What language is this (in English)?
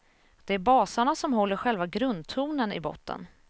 Swedish